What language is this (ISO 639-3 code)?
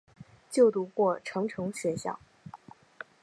zho